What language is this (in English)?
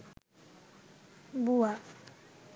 Bangla